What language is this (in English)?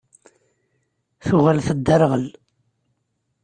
Kabyle